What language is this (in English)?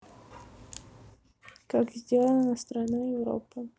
Russian